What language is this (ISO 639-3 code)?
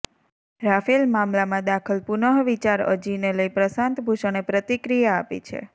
guj